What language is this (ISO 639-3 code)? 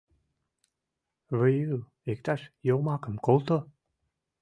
chm